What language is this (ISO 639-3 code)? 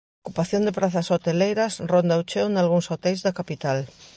glg